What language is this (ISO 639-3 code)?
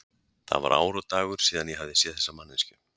isl